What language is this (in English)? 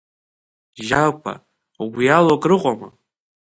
Abkhazian